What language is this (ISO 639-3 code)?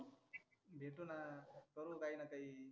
mar